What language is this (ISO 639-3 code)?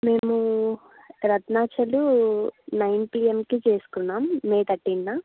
tel